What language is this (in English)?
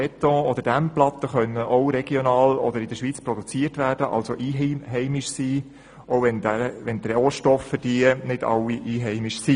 Swiss German